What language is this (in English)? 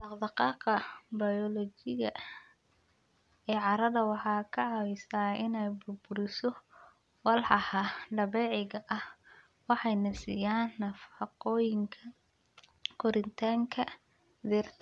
Somali